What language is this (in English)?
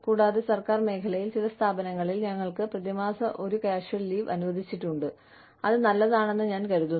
Malayalam